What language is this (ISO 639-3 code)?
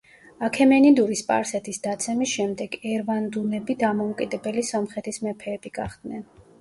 kat